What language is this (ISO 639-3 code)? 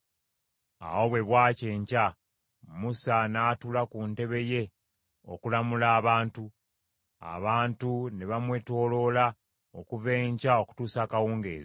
lug